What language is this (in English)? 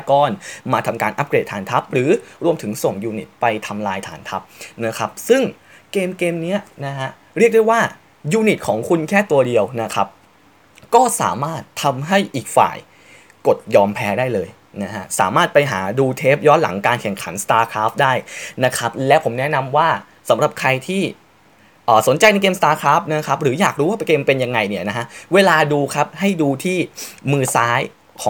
Thai